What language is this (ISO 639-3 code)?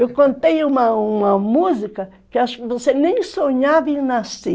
por